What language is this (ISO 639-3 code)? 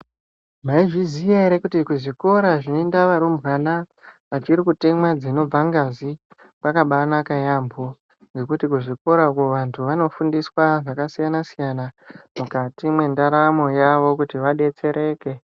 ndc